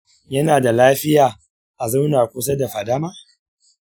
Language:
Hausa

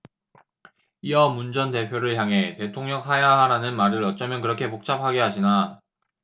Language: Korean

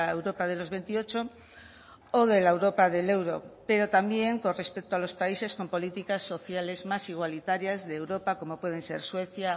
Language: Spanish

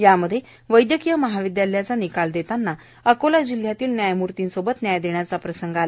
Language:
Marathi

